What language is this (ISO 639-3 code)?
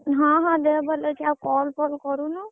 ori